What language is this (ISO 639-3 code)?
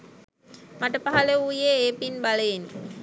sin